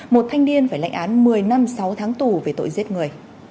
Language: Vietnamese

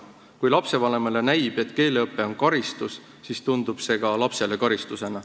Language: Estonian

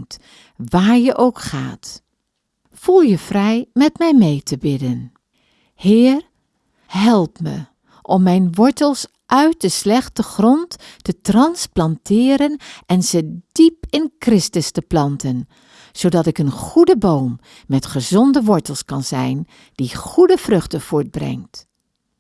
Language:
Dutch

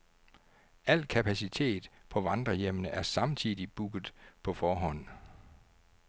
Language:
Danish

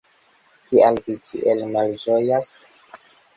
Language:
Esperanto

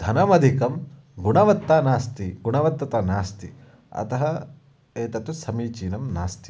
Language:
Sanskrit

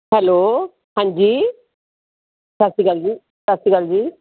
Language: Punjabi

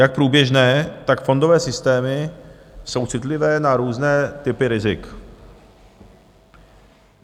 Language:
Czech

